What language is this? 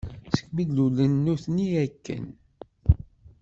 Kabyle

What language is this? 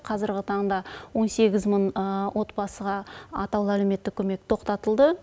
Kazakh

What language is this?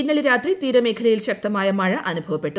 Malayalam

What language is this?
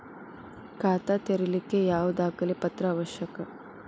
Kannada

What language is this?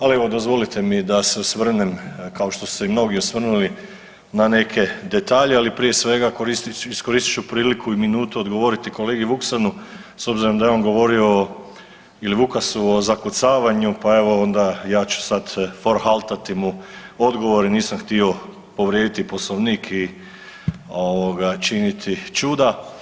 Croatian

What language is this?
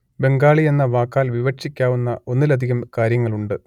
Malayalam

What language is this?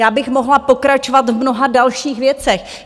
Czech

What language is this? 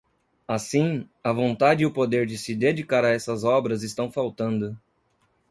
Portuguese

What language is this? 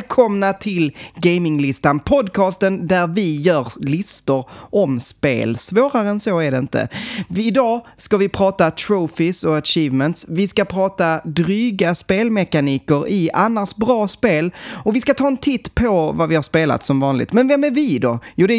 Swedish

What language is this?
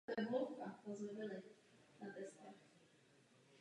Czech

